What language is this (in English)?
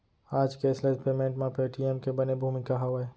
Chhattisgarhi